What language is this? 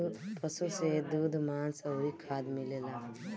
Bhojpuri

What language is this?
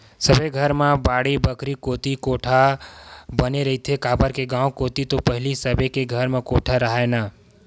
Chhattisgarhi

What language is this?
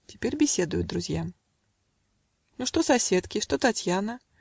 Russian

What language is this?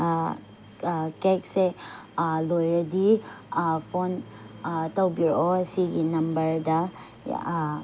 Manipuri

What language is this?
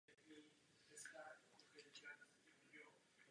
Czech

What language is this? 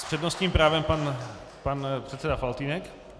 Czech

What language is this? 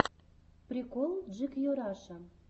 Russian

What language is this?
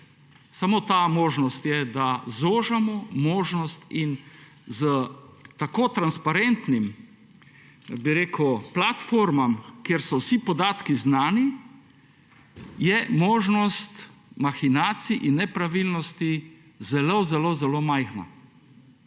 Slovenian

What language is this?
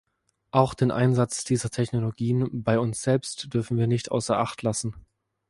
German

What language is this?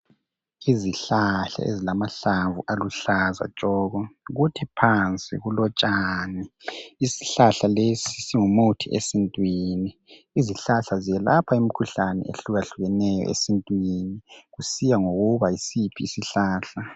North Ndebele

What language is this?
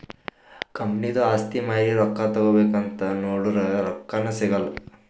Kannada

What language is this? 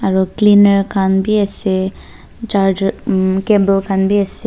Naga Pidgin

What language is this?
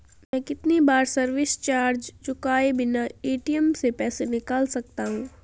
Hindi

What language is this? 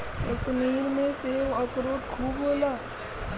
Bhojpuri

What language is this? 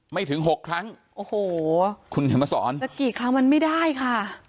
Thai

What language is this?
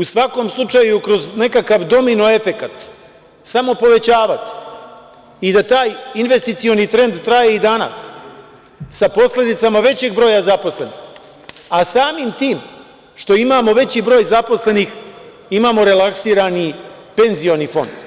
Serbian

